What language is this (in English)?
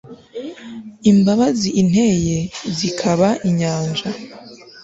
Kinyarwanda